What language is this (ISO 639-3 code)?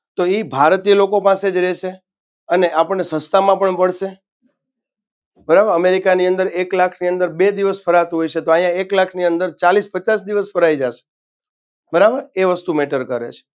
guj